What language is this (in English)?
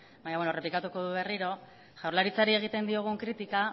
Basque